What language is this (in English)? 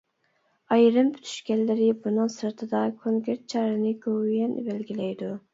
Uyghur